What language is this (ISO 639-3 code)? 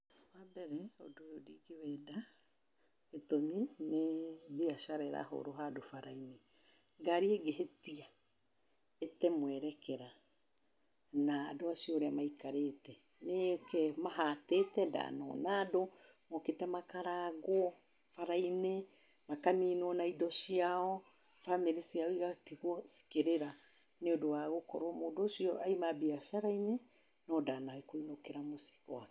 kik